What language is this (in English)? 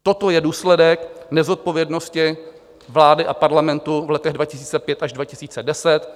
Czech